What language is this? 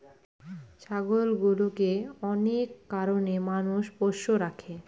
Bangla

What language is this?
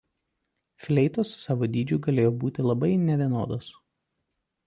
Lithuanian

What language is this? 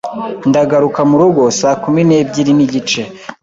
Kinyarwanda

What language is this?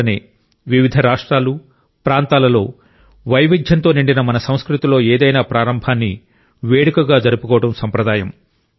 Telugu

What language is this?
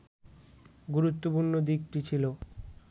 Bangla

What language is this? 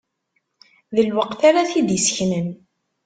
Kabyle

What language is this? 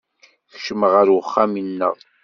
Kabyle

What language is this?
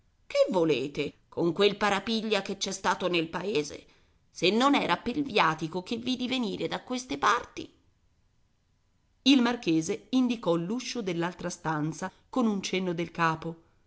Italian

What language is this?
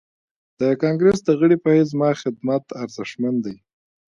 Pashto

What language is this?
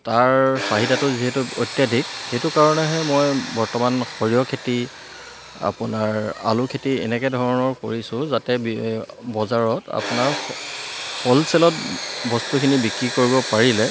Assamese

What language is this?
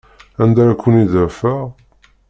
Kabyle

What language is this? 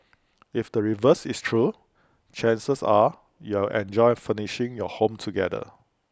English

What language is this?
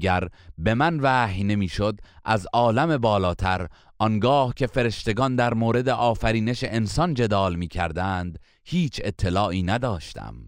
Persian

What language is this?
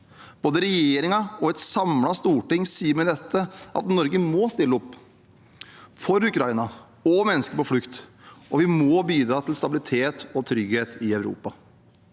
Norwegian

